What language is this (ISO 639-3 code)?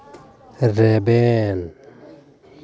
sat